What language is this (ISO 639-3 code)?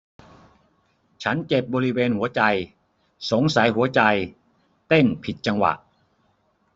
tha